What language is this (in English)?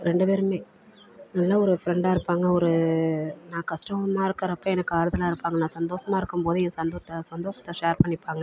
Tamil